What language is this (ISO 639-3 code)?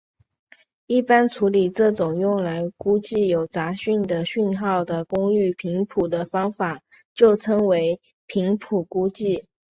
zho